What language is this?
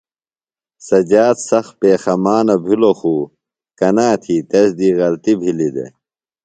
Phalura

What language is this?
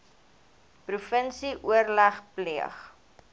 Afrikaans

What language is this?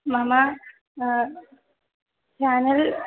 Sanskrit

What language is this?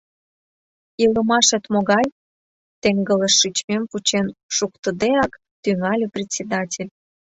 Mari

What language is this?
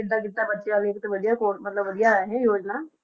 Punjabi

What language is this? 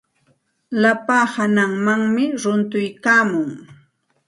Santa Ana de Tusi Pasco Quechua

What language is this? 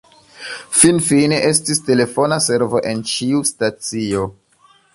Esperanto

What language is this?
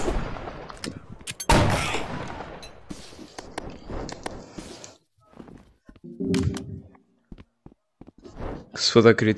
Portuguese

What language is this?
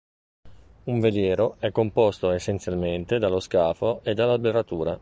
Italian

